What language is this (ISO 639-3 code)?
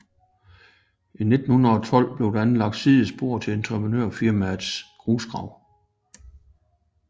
dan